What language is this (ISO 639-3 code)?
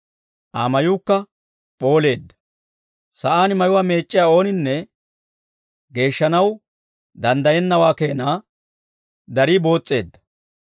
dwr